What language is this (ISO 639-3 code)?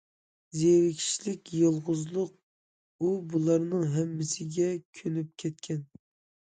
uig